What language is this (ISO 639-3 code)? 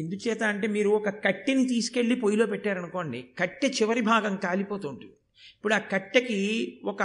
tel